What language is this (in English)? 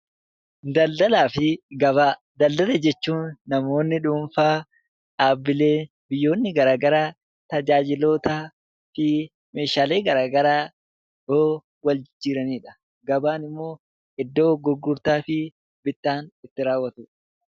Oromo